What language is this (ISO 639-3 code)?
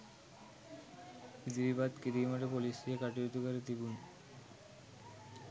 sin